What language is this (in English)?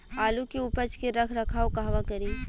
Bhojpuri